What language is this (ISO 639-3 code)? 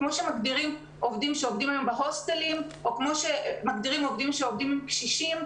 heb